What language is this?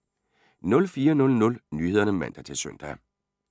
Danish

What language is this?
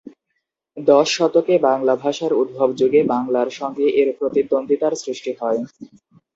Bangla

